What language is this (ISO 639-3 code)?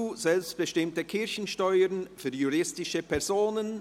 gsw